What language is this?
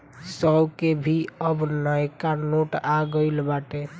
Bhojpuri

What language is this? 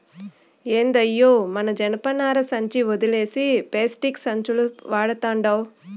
Telugu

